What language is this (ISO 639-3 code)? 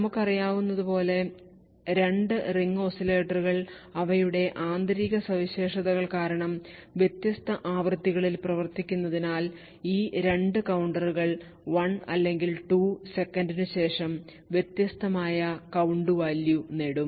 mal